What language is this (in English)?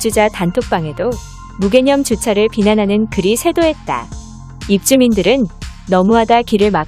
Korean